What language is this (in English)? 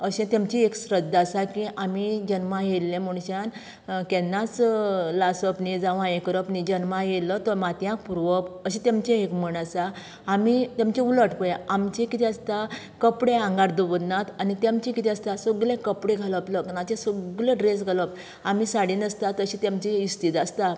Konkani